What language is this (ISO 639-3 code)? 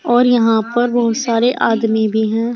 hin